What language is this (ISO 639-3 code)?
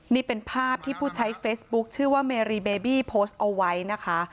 tha